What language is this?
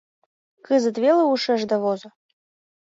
Mari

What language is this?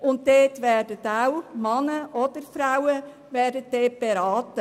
Swiss German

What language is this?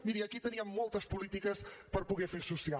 Catalan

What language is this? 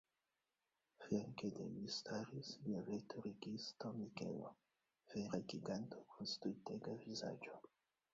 Esperanto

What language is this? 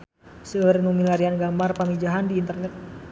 Sundanese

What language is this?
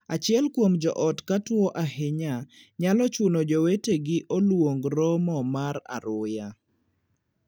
Luo (Kenya and Tanzania)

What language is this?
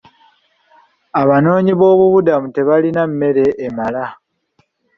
Ganda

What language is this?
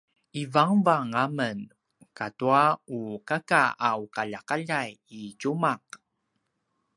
Paiwan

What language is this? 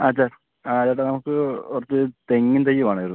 Malayalam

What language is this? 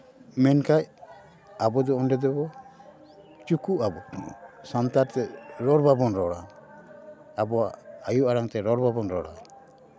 Santali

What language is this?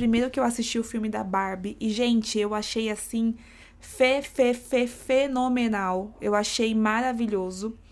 Portuguese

